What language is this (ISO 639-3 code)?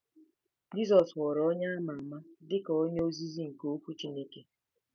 ibo